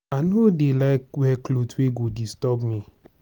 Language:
Nigerian Pidgin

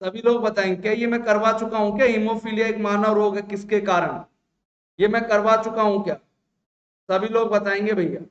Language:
Hindi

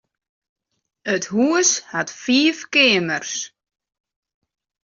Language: Western Frisian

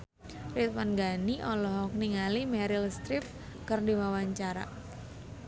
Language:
Sundanese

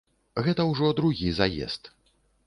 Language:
Belarusian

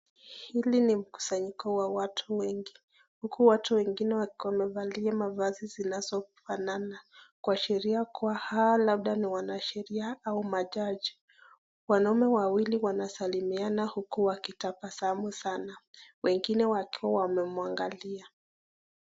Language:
Swahili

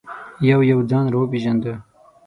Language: Pashto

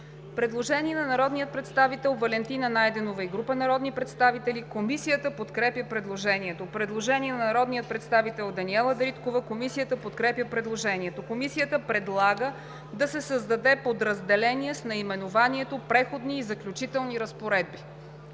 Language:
Bulgarian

